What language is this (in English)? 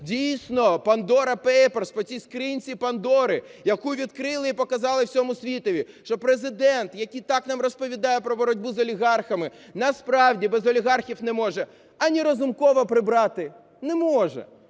Ukrainian